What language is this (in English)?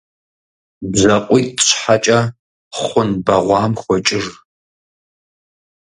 Kabardian